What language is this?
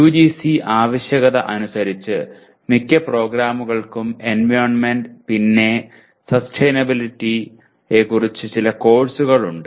Malayalam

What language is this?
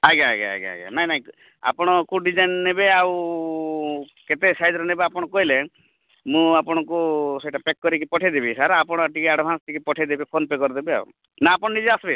Odia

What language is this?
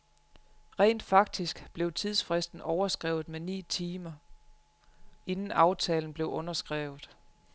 Danish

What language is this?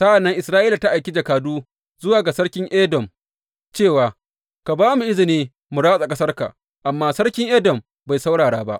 Hausa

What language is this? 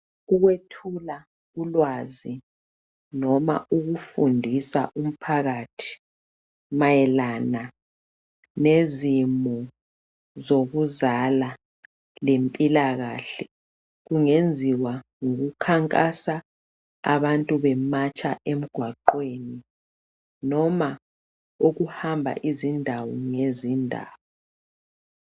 North Ndebele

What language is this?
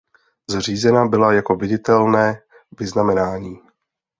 Czech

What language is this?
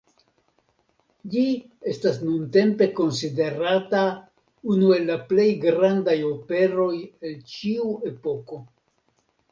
Esperanto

